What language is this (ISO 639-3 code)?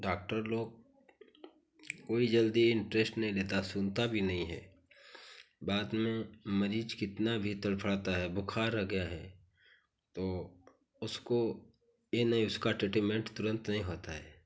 hin